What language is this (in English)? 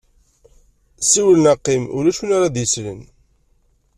Kabyle